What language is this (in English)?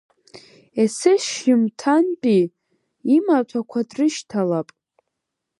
Abkhazian